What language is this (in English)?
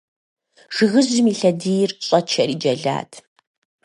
Kabardian